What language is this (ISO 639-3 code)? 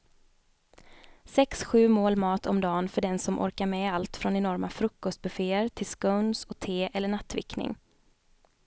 swe